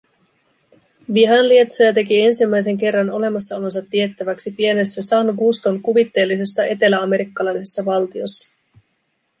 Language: Finnish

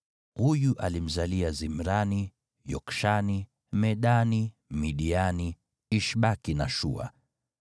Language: Swahili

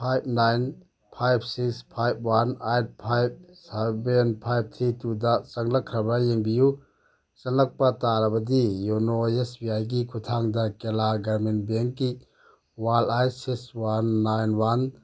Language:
Manipuri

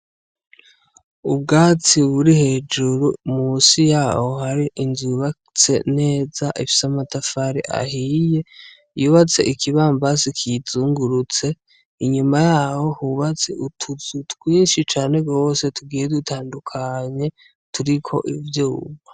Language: Rundi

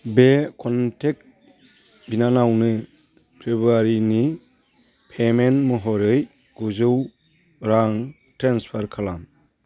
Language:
Bodo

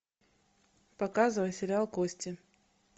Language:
Russian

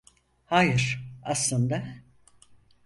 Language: Turkish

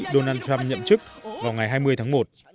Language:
Vietnamese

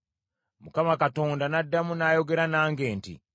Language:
Ganda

